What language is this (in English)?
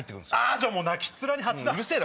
Japanese